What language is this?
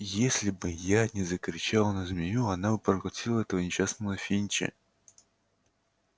Russian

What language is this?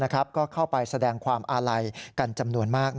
Thai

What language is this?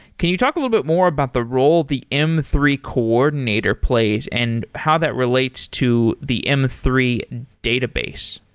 English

